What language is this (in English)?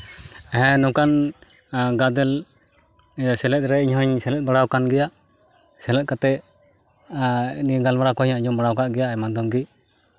Santali